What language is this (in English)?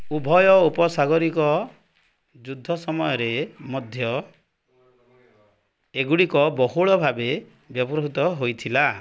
Odia